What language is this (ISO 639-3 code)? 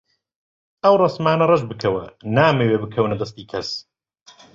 ckb